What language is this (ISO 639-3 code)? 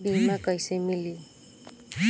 bho